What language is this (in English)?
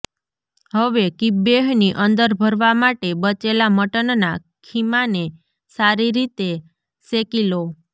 Gujarati